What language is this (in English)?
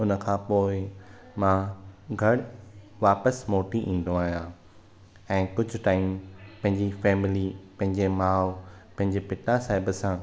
Sindhi